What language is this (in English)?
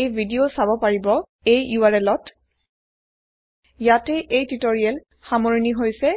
Assamese